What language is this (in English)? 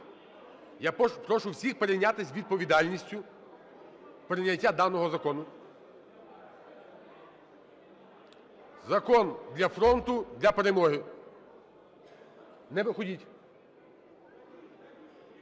Ukrainian